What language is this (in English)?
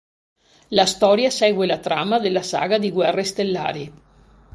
Italian